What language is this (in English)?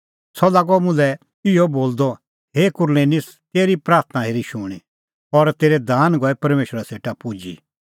Kullu Pahari